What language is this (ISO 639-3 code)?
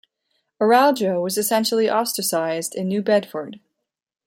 eng